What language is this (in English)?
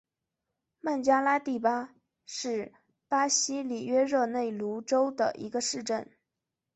Chinese